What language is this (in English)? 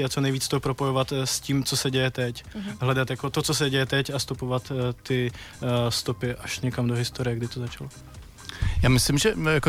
Czech